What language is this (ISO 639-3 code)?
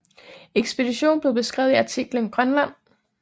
dan